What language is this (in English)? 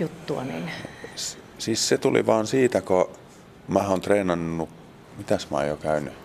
Finnish